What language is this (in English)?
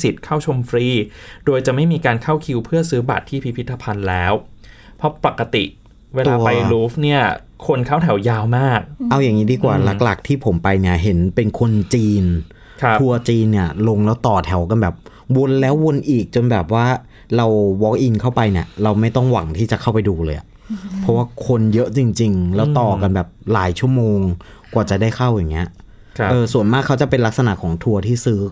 Thai